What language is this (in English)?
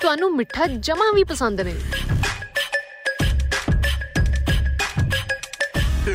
Punjabi